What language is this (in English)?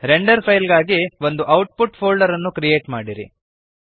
Kannada